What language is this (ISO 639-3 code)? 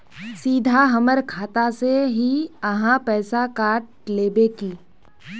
mag